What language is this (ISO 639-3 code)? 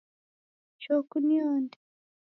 dav